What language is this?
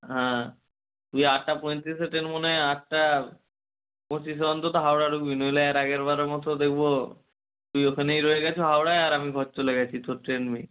Bangla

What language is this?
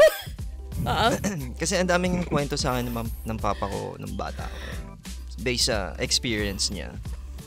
Filipino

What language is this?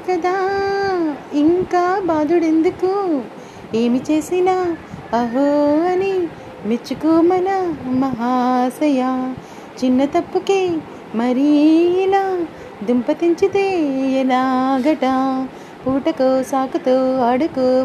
Telugu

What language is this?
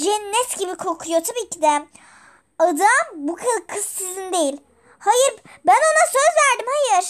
Turkish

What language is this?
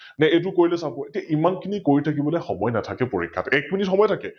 Assamese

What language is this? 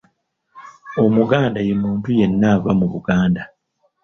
Ganda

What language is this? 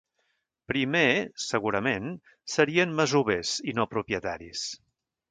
Catalan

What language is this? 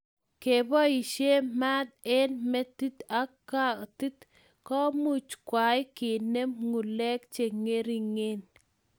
Kalenjin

